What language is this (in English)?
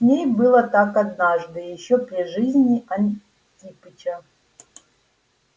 Russian